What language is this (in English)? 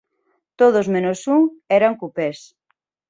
Galician